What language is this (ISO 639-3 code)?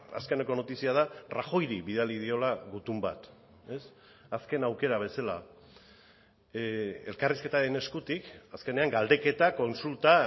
eus